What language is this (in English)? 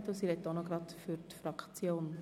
Swiss German